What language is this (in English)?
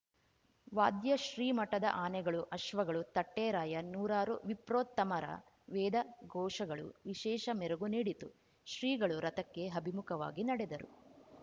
Kannada